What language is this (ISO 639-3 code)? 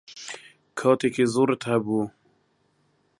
ckb